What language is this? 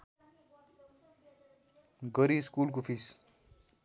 Nepali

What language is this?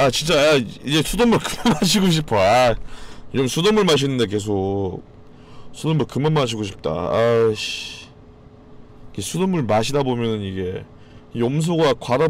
Korean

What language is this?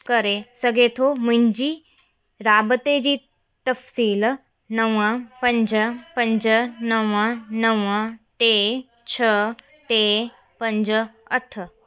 Sindhi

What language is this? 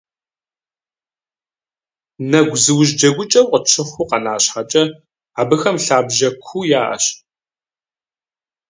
Kabardian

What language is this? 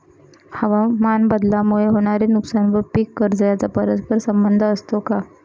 Marathi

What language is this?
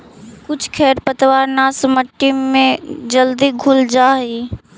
Magahi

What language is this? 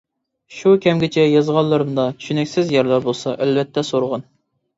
Uyghur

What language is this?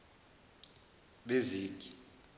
Zulu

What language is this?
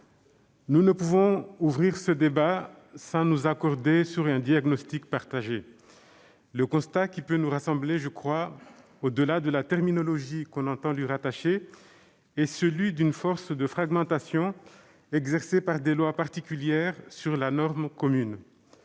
French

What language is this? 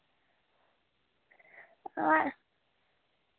Dogri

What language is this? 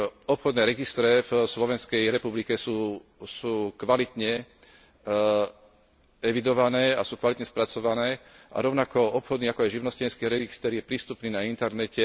Slovak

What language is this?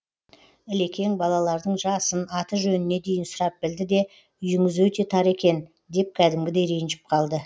Kazakh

